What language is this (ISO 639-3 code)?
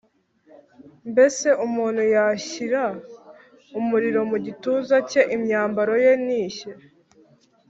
kin